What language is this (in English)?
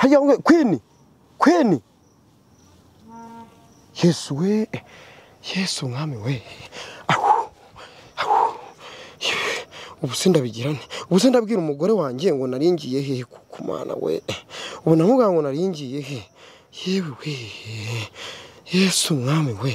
French